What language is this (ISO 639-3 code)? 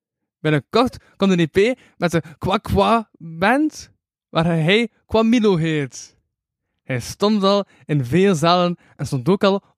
nld